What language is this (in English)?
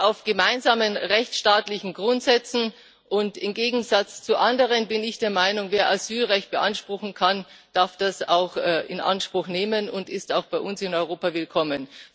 German